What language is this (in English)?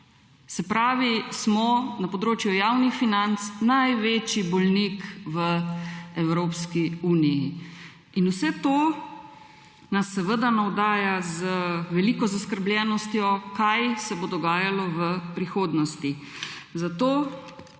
Slovenian